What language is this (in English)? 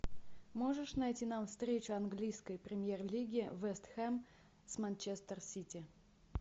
Russian